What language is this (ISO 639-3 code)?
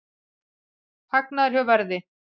isl